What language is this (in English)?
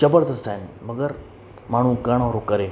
Sindhi